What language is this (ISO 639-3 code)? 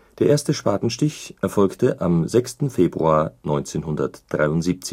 deu